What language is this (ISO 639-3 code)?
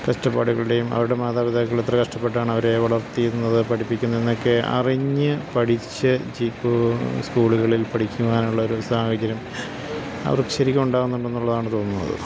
mal